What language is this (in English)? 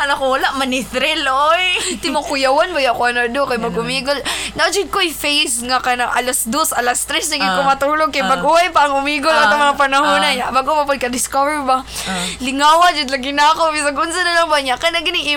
Filipino